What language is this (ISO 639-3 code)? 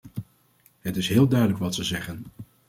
nld